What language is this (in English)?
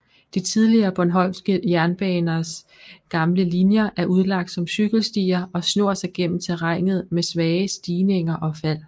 Danish